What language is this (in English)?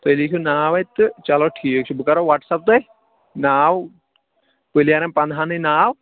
Kashmiri